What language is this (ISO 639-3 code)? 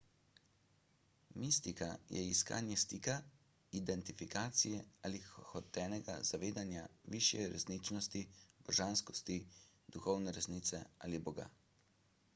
slv